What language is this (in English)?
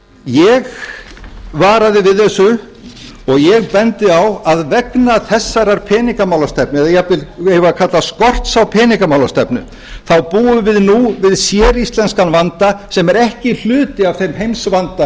Icelandic